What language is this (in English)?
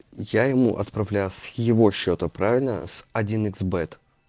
Russian